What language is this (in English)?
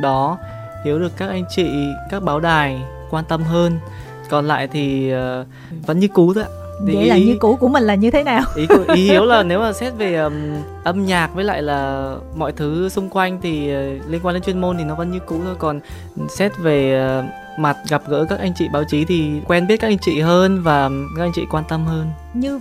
Vietnamese